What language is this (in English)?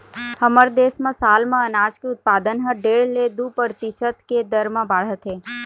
Chhattisgarhi